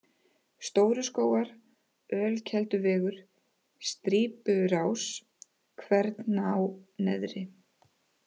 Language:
Icelandic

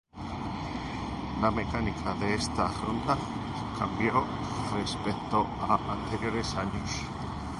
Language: Spanish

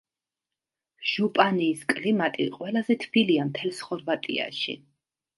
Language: Georgian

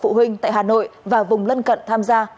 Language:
Vietnamese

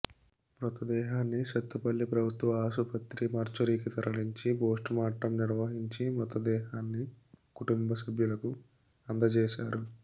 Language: Telugu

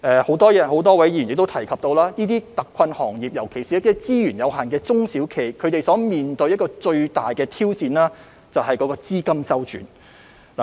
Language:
Cantonese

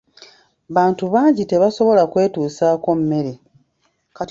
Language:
Ganda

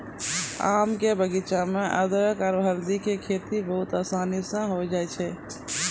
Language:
Maithili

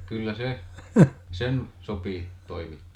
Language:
Finnish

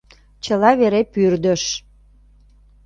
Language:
Mari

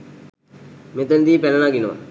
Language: Sinhala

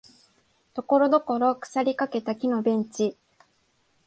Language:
Japanese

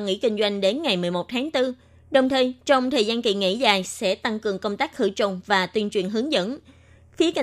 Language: Vietnamese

